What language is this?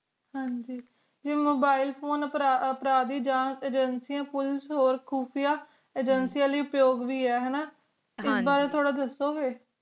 Punjabi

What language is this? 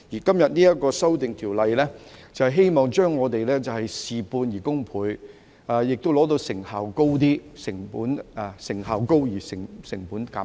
Cantonese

